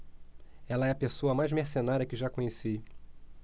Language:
Portuguese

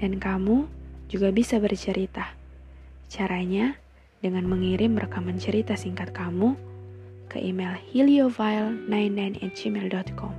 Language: Indonesian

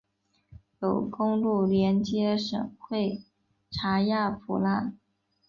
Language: Chinese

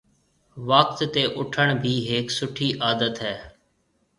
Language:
Marwari (Pakistan)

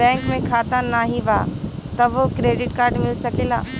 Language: Bhojpuri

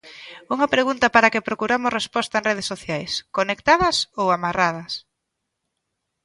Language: Galician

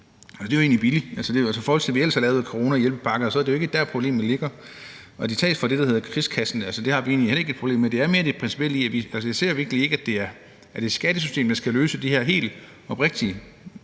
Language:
Danish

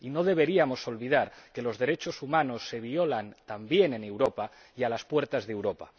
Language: Spanish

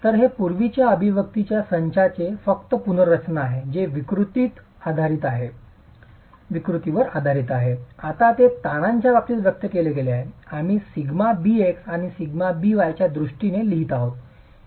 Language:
Marathi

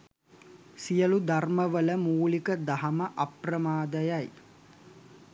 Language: Sinhala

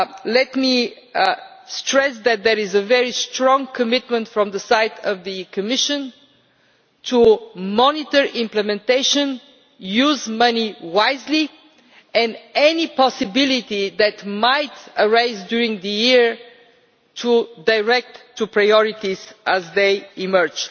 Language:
English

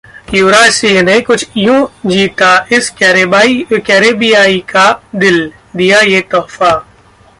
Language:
Hindi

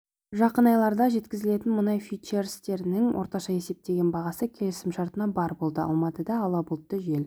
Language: Kazakh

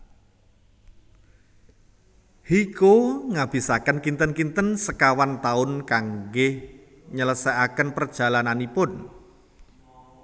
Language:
Javanese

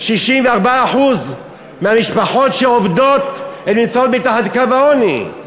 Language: Hebrew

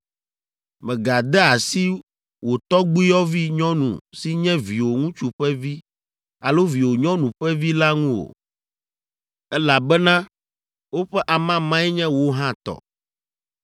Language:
Ewe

